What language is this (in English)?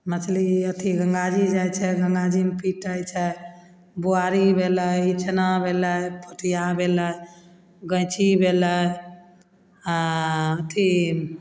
Maithili